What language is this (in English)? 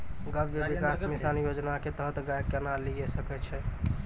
Maithili